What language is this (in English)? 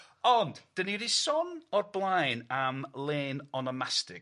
Welsh